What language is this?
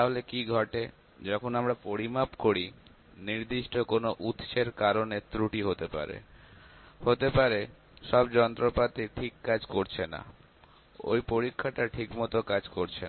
Bangla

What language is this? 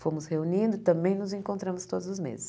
Portuguese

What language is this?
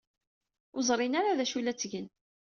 Kabyle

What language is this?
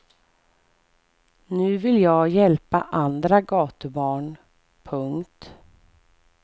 Swedish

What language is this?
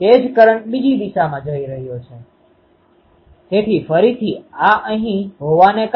Gujarati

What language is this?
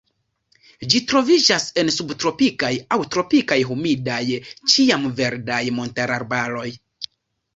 Esperanto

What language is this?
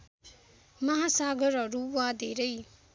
Nepali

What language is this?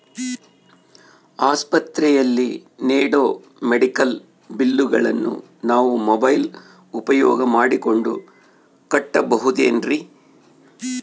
Kannada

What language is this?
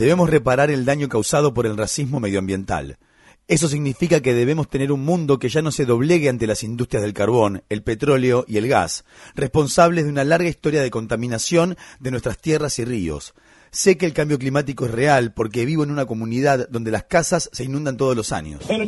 Spanish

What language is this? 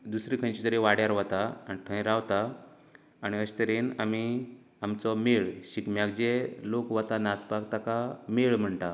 Konkani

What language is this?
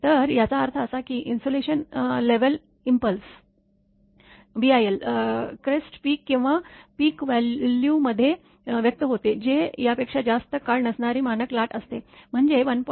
Marathi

